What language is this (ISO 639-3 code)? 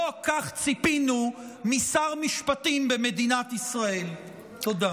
heb